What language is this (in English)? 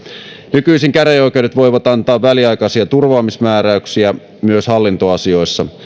Finnish